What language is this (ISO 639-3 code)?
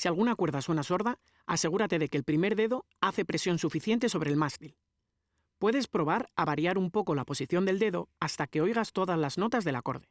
spa